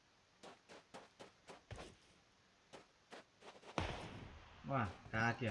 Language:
Vietnamese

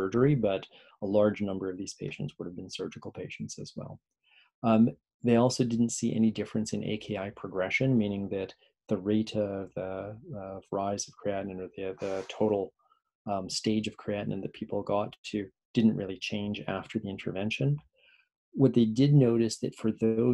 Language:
English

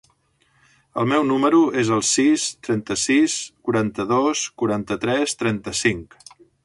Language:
Catalan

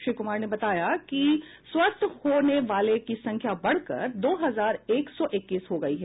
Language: Hindi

